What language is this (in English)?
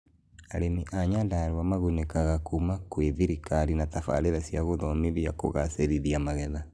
Kikuyu